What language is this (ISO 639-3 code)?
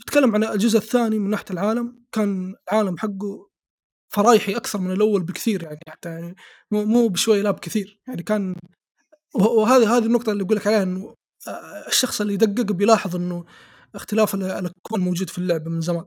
ara